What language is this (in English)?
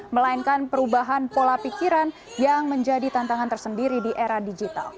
Indonesian